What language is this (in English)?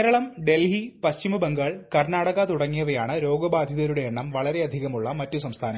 Malayalam